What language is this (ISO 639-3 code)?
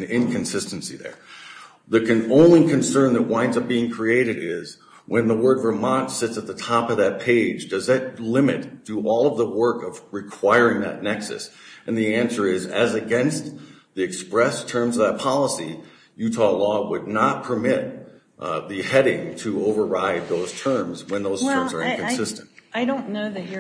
eng